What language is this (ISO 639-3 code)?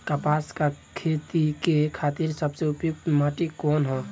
bho